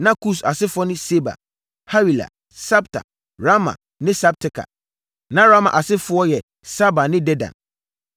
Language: Akan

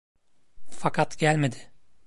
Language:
Turkish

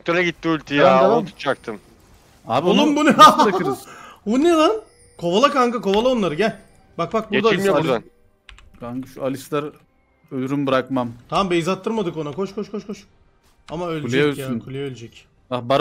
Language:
Turkish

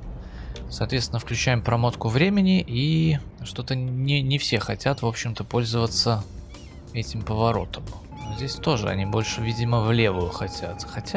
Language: Russian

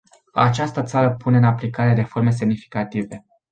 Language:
Romanian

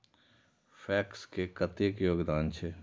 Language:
Maithili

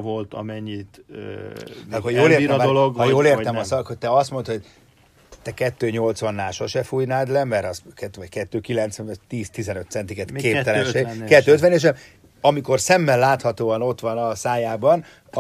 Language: Hungarian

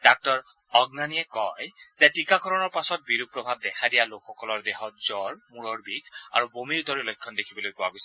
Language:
Assamese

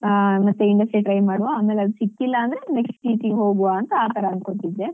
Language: Kannada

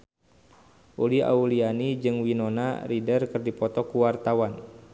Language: Sundanese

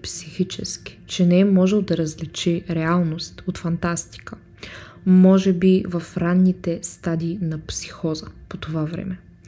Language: Bulgarian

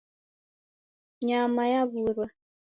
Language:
Taita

